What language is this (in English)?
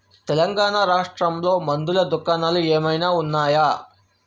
Telugu